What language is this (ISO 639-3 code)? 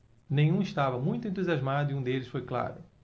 por